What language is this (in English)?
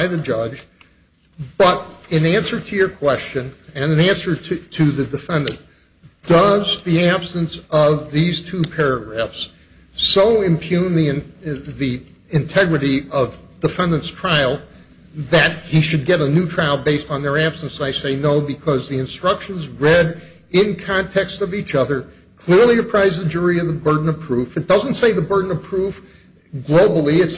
English